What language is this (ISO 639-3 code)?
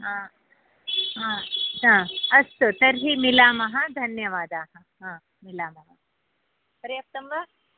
san